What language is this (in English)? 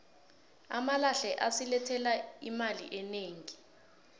South Ndebele